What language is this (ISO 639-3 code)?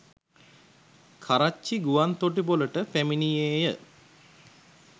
sin